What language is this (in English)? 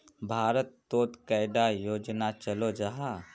Magahi